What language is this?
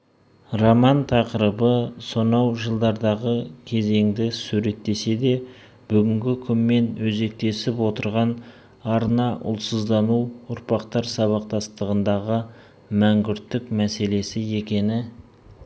Kazakh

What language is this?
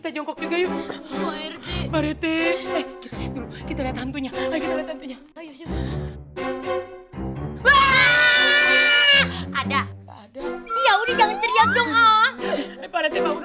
Indonesian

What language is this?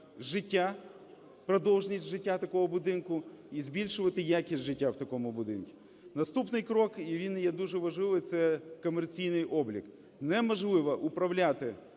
Ukrainian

